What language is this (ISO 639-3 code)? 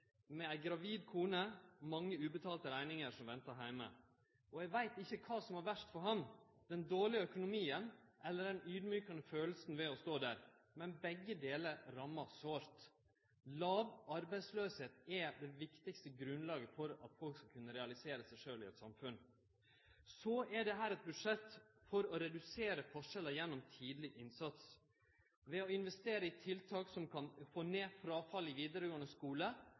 nno